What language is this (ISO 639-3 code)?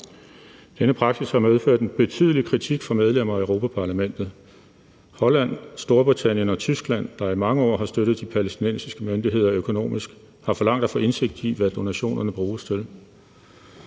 dan